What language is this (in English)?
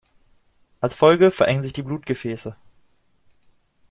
German